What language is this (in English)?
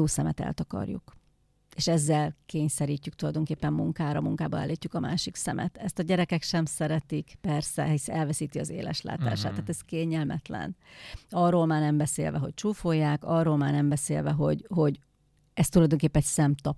Hungarian